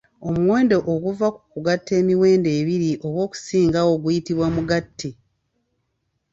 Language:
Ganda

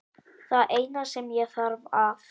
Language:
Icelandic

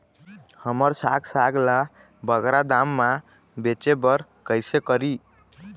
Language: Chhattisgarhi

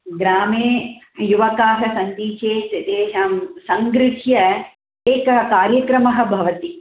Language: Sanskrit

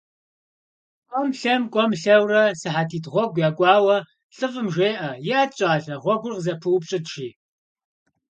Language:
Kabardian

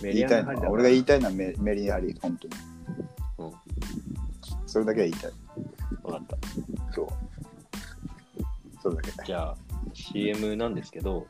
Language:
Japanese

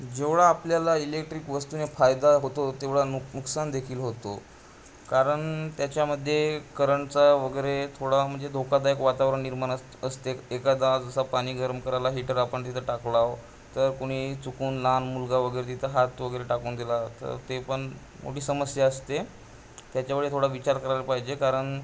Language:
Marathi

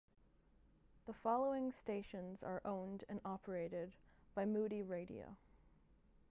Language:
English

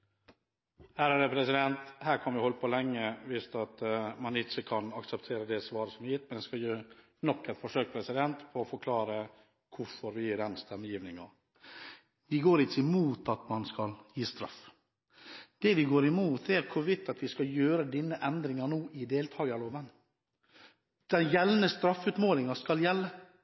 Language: Norwegian Bokmål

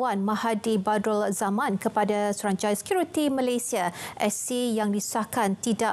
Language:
Malay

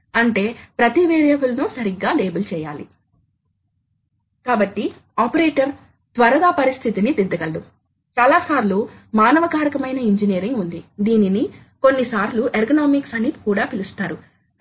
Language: Telugu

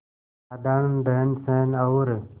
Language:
Hindi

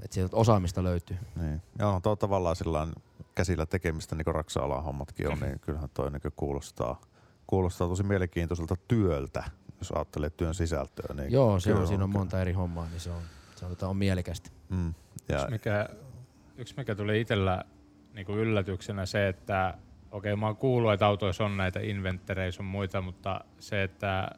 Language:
Finnish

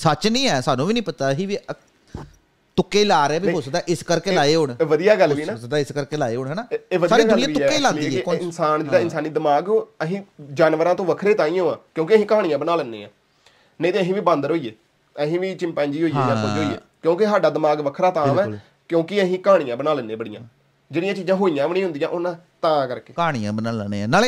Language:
Punjabi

